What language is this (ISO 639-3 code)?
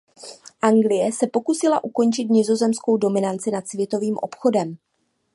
ces